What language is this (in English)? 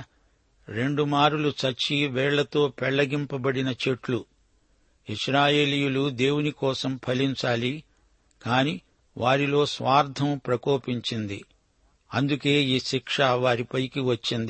Telugu